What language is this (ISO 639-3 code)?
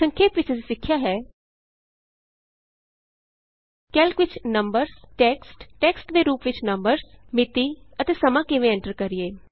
pan